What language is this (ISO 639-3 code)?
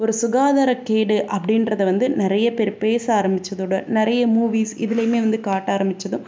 tam